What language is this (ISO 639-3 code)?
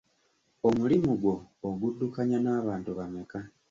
lug